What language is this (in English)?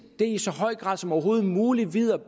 Danish